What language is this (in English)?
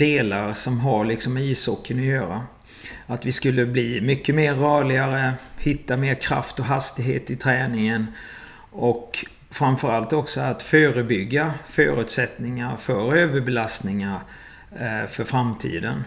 Swedish